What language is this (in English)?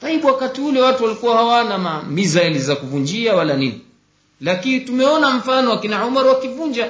Swahili